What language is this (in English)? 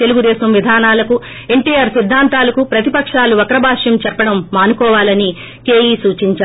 Telugu